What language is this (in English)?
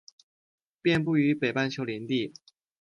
Chinese